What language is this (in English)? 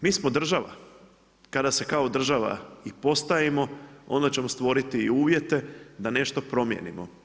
Croatian